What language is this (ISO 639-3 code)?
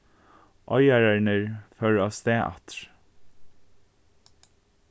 fao